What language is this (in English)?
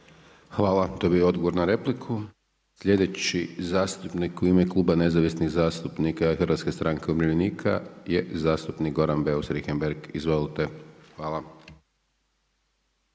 Croatian